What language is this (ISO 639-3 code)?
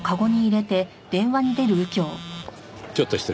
jpn